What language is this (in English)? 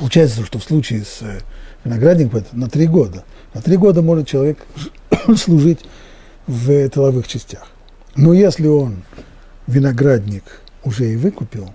Russian